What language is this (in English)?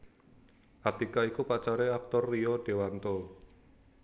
Javanese